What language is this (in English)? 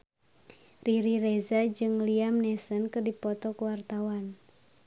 Sundanese